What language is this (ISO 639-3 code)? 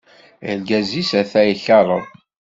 kab